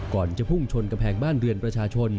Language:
Thai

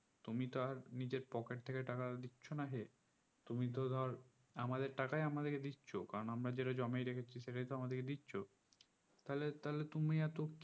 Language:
Bangla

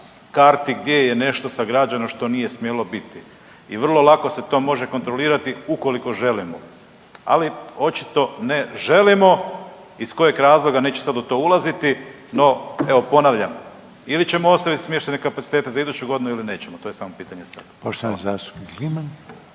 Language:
Croatian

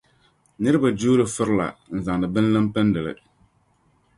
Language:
Dagbani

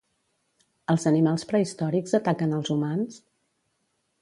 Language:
Catalan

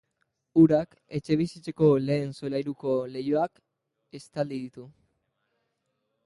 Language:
Basque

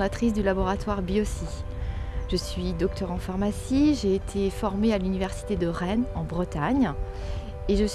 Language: French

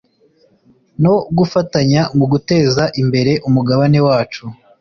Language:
Kinyarwanda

